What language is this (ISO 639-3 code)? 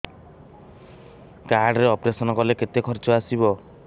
ori